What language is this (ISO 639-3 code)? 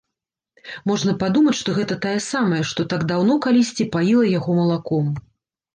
bel